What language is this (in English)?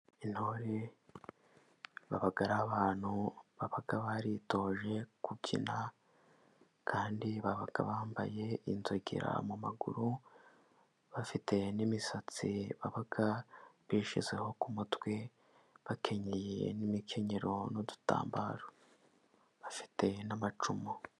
Kinyarwanda